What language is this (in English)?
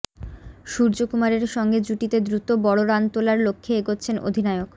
Bangla